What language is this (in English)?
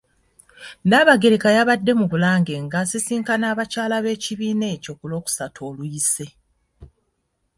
Ganda